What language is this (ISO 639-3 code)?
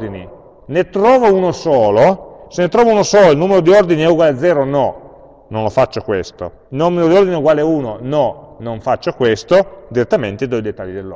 ita